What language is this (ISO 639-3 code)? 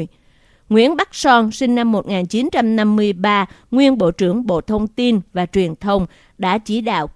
vie